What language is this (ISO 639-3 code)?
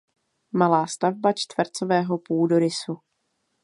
ces